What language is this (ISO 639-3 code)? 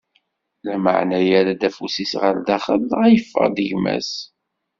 kab